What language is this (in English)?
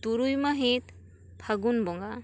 Santali